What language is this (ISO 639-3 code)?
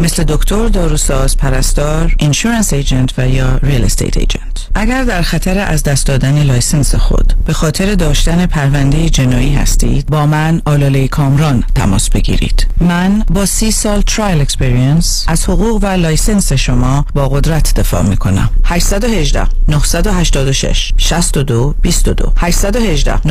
fas